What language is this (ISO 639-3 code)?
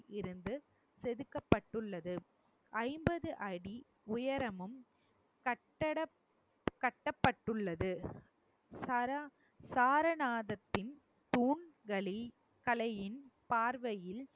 tam